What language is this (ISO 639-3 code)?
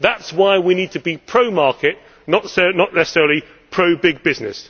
eng